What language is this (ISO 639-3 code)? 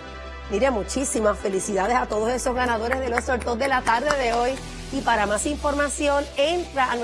spa